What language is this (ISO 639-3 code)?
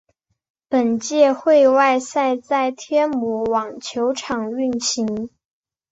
zho